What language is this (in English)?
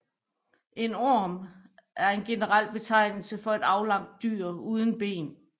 Danish